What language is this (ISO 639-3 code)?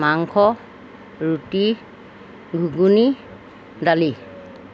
asm